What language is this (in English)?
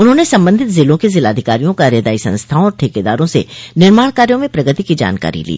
Hindi